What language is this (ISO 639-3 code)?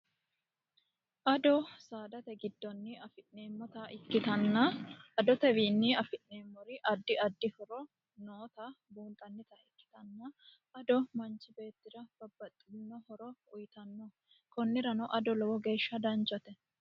sid